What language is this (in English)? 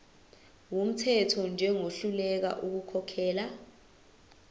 Zulu